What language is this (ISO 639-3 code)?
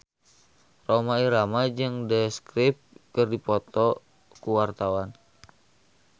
sun